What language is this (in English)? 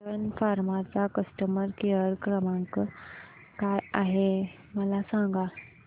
Marathi